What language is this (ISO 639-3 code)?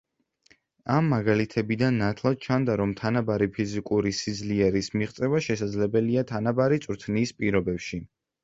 kat